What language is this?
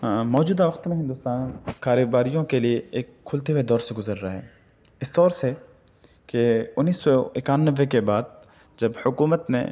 Urdu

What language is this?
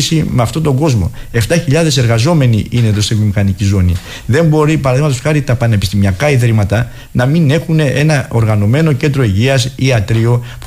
Greek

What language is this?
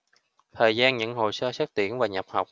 Vietnamese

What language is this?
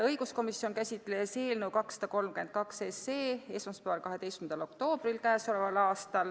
Estonian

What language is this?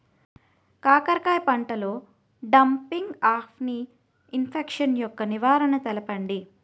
Telugu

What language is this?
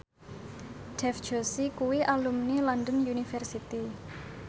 Javanese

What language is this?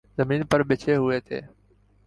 Urdu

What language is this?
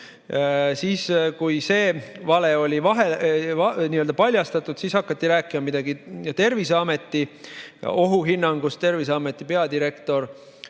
Estonian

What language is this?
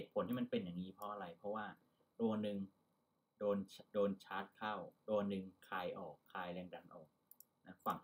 Thai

